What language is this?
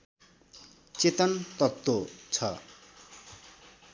Nepali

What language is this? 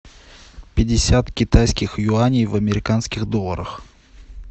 Russian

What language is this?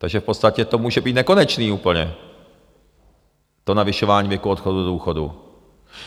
Czech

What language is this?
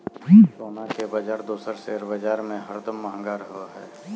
Magahi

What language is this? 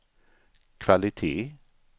Swedish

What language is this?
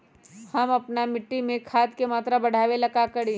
Magahi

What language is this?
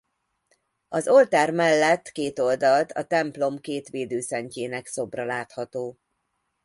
Hungarian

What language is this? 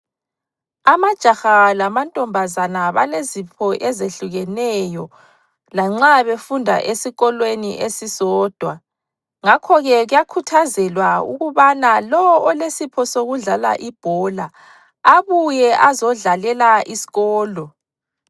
North Ndebele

